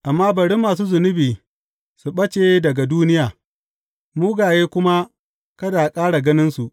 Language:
Hausa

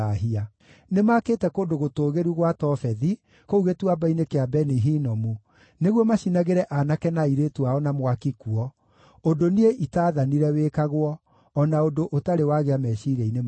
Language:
Kikuyu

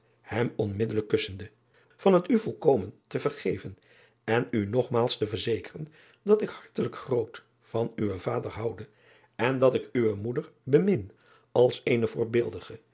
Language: Dutch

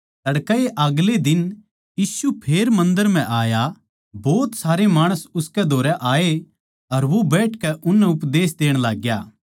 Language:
Haryanvi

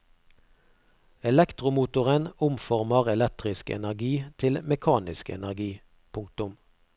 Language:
Norwegian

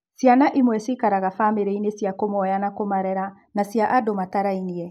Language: Kikuyu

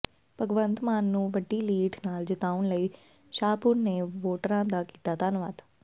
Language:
Punjabi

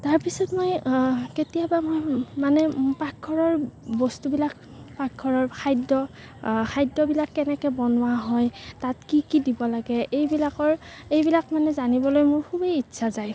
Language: Assamese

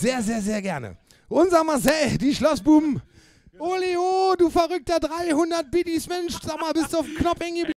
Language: German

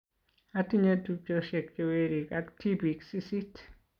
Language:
Kalenjin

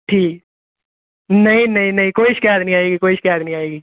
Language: Punjabi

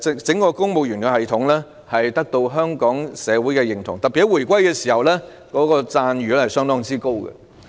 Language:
Cantonese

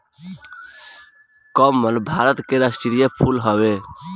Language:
Bhojpuri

